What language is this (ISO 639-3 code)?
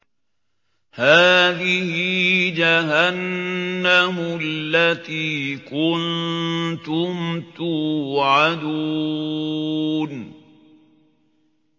ara